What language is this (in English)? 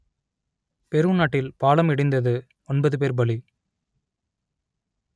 Tamil